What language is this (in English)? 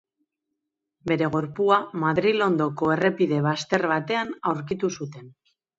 Basque